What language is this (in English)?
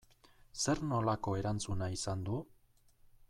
Basque